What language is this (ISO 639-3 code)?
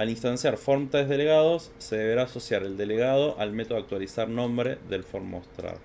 spa